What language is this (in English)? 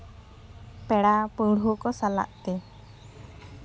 Santali